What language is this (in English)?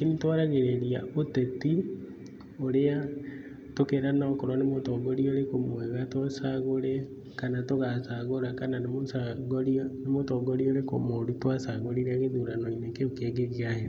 Kikuyu